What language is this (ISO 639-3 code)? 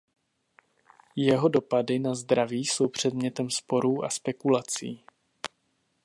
ces